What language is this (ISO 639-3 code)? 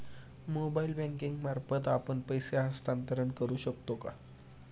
mar